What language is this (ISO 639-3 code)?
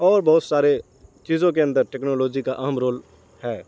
urd